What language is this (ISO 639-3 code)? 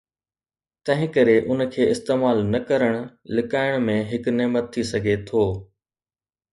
snd